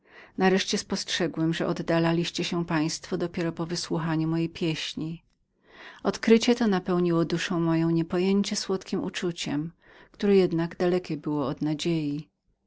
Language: Polish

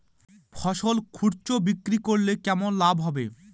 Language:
Bangla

